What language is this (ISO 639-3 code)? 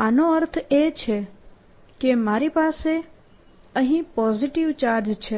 guj